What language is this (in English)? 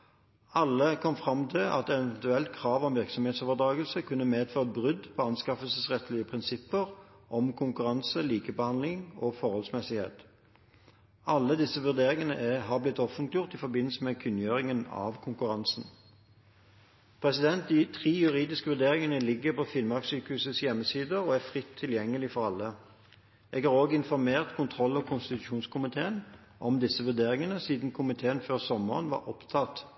Norwegian Bokmål